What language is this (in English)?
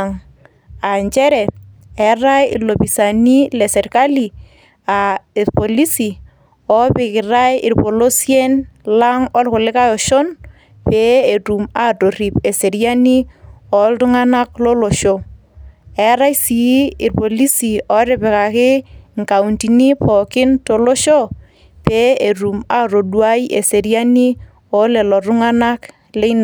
Masai